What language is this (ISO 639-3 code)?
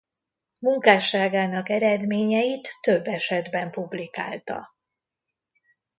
hun